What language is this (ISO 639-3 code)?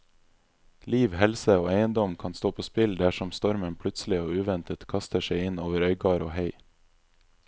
nor